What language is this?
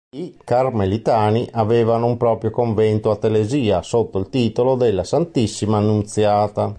Italian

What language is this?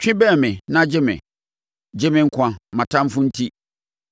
Akan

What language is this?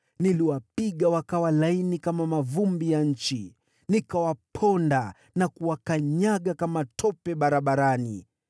Swahili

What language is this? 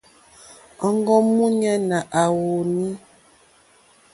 Mokpwe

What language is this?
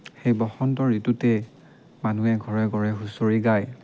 Assamese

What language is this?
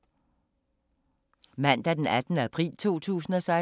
Danish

